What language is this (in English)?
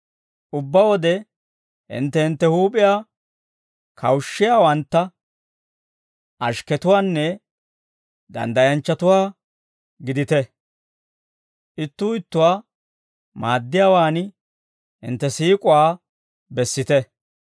Dawro